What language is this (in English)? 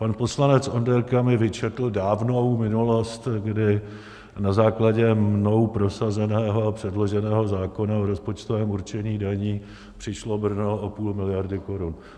Czech